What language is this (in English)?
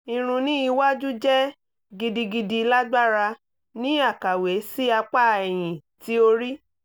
Yoruba